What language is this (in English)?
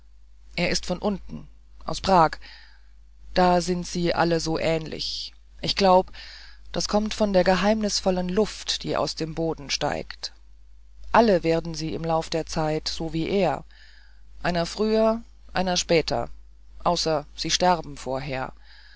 German